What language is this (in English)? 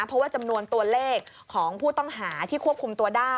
Thai